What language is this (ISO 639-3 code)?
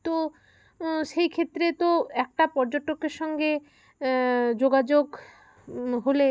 ben